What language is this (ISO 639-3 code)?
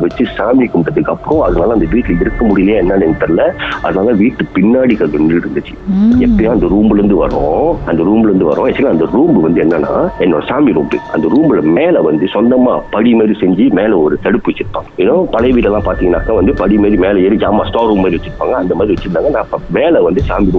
tam